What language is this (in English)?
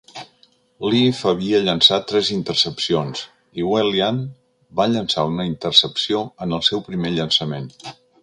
Catalan